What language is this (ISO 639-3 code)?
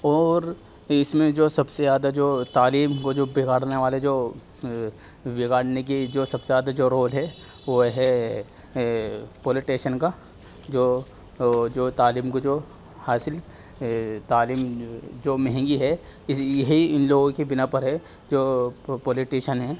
urd